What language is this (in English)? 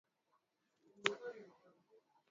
Swahili